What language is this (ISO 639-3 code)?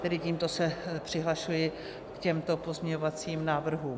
ces